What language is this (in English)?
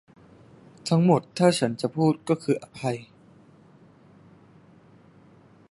Thai